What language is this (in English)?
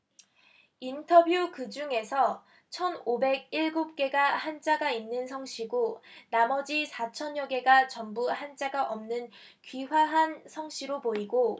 Korean